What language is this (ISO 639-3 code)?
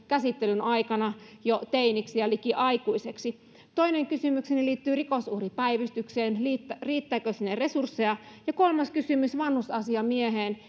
fin